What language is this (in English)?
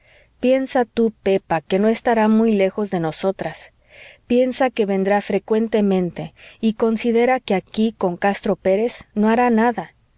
Spanish